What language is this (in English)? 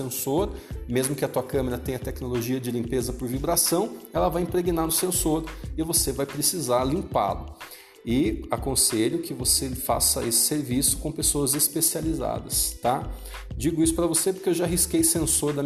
Portuguese